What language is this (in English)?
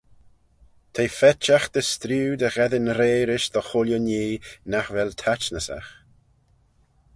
Manx